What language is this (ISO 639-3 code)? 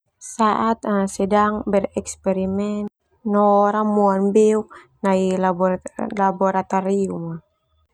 twu